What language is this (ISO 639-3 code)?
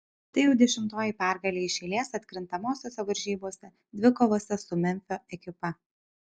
lit